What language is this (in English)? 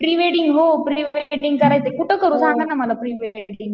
Marathi